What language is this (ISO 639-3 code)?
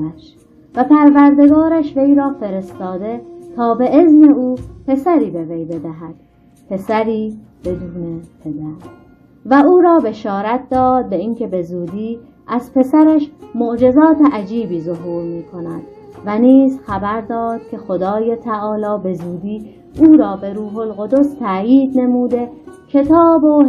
fas